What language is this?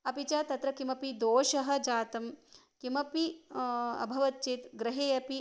Sanskrit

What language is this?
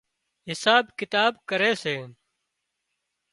Wadiyara Koli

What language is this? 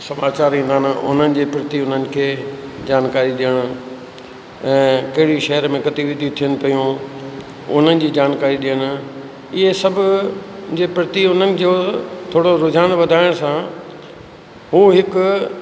Sindhi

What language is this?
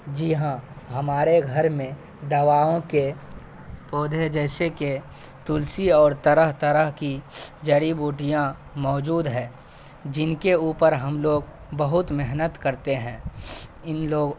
Urdu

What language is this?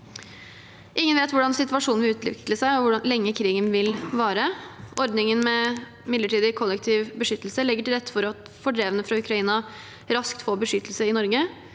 Norwegian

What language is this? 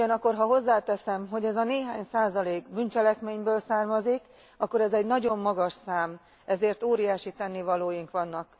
Hungarian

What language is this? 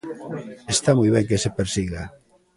Galician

